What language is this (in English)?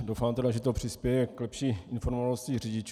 Czech